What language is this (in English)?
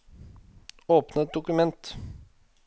Norwegian